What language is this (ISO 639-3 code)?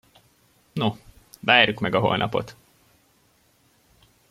hun